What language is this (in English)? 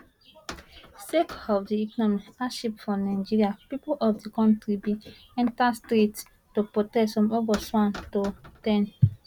Nigerian Pidgin